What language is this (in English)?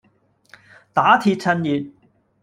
Cantonese